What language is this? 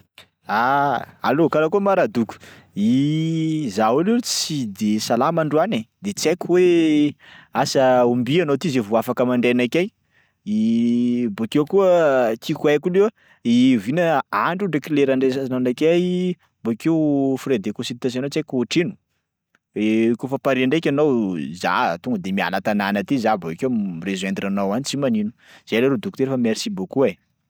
Sakalava Malagasy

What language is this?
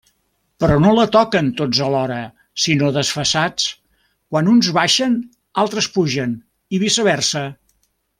Catalan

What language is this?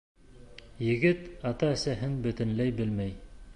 Bashkir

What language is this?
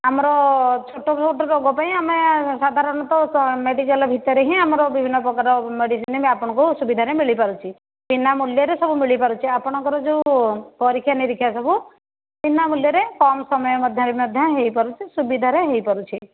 Odia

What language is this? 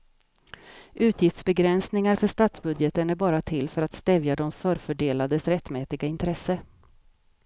Swedish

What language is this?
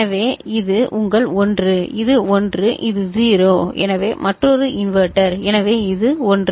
Tamil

